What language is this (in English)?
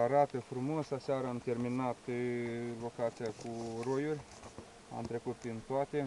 Romanian